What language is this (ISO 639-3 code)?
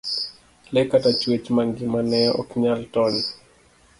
luo